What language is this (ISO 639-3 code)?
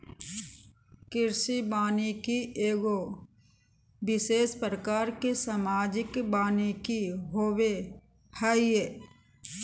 mag